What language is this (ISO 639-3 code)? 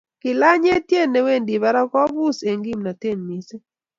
kln